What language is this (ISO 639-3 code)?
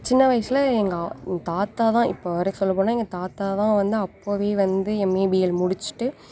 tam